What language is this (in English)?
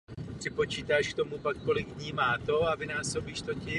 Czech